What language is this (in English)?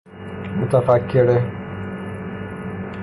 Persian